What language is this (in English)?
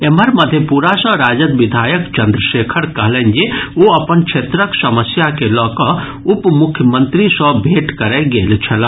Maithili